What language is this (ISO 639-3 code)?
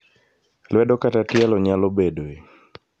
luo